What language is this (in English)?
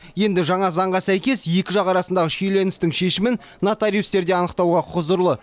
Kazakh